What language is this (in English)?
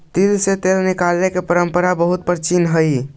Magahi